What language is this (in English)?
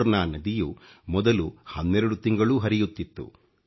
Kannada